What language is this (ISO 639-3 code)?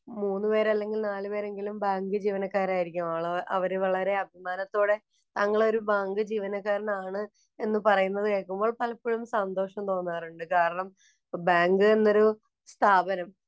mal